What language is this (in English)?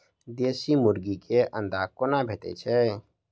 Maithili